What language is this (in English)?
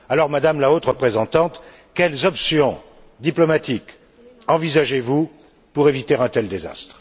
French